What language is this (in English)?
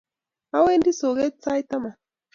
Kalenjin